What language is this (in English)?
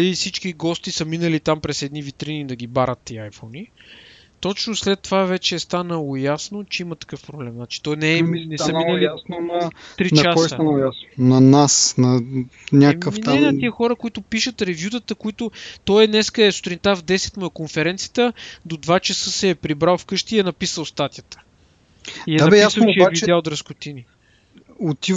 Bulgarian